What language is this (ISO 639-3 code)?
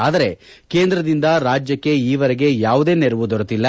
kan